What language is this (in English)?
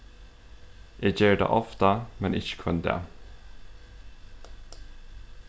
Faroese